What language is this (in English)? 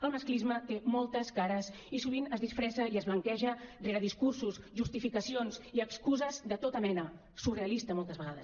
Catalan